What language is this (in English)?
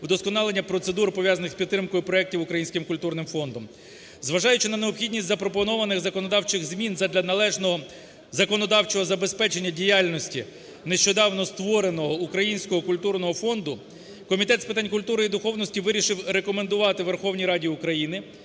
Ukrainian